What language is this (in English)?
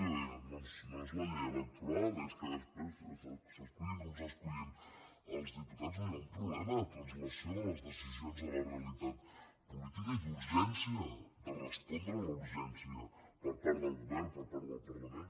Catalan